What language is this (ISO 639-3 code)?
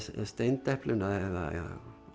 isl